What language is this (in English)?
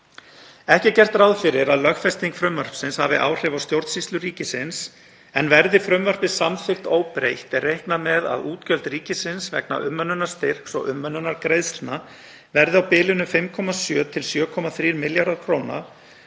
Icelandic